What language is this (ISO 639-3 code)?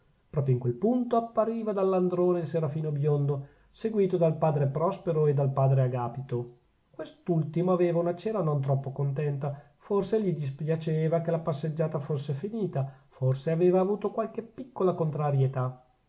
ita